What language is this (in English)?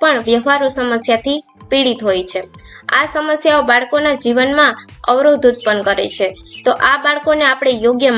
Gujarati